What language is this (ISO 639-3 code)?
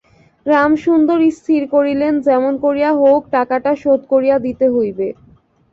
ben